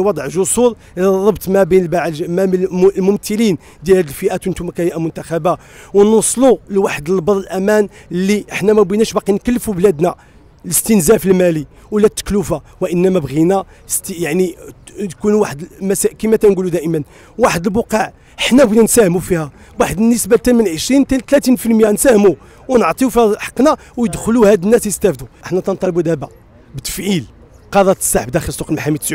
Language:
Arabic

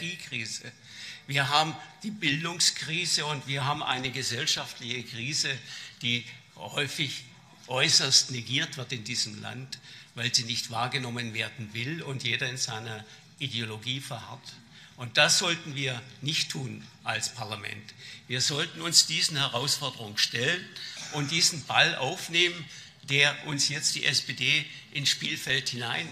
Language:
German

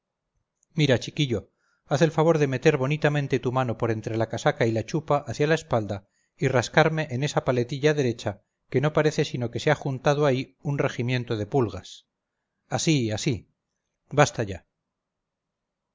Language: Spanish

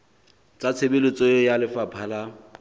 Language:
Southern Sotho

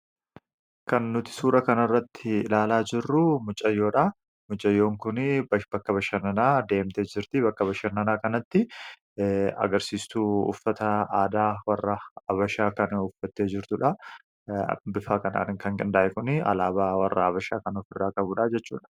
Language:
Oromo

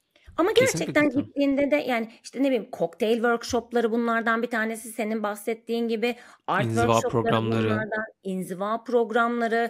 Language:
Turkish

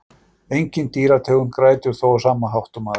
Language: Icelandic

